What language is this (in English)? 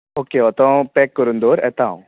Konkani